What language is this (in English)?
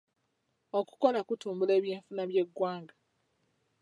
Ganda